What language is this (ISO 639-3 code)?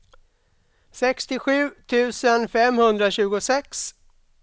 swe